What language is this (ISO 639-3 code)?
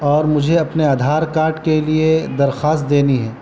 urd